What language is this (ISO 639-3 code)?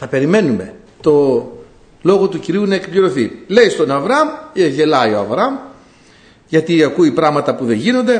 ell